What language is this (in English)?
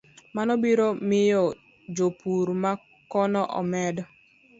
Luo (Kenya and Tanzania)